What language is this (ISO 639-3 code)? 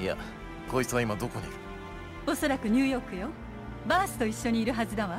jpn